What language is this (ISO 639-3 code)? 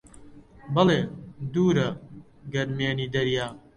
ckb